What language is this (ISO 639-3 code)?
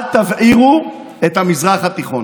heb